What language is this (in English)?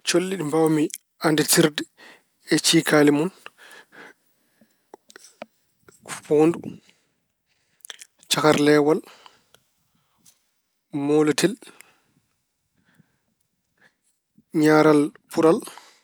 Fula